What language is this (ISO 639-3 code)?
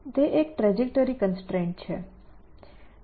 guj